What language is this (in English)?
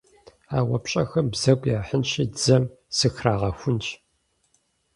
Kabardian